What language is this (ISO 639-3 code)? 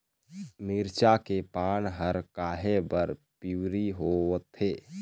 hne